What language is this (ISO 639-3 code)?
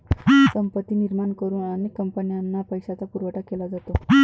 mar